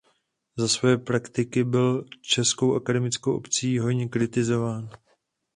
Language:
Czech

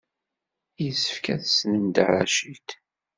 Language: Kabyle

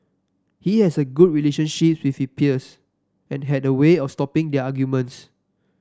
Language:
English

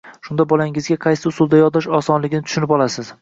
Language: Uzbek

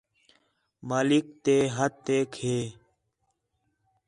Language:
Khetrani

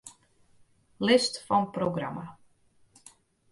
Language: Western Frisian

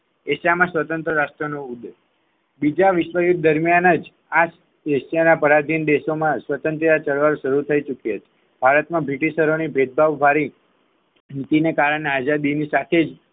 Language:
Gujarati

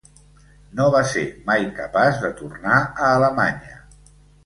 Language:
Catalan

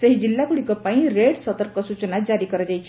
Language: Odia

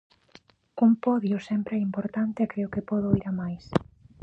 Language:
Galician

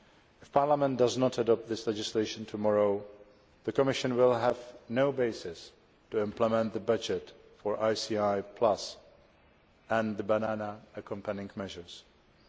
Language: English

